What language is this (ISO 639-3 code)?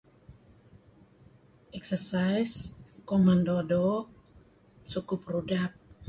kzi